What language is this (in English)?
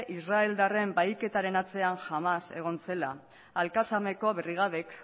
Basque